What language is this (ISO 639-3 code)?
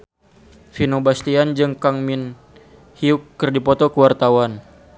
sun